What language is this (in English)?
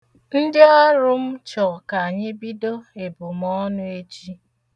Igbo